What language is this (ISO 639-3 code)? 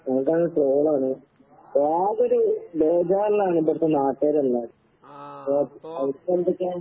mal